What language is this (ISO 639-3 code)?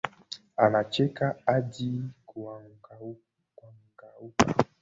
swa